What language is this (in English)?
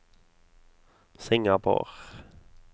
Norwegian